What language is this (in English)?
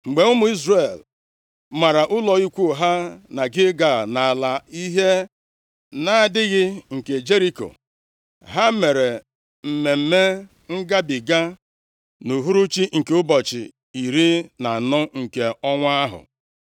Igbo